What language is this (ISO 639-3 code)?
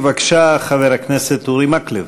heb